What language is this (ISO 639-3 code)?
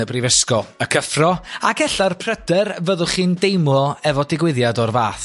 cym